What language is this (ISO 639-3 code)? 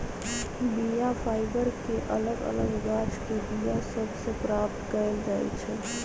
mag